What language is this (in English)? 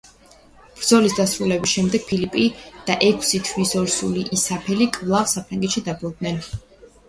Georgian